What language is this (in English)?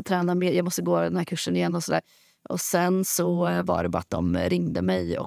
Swedish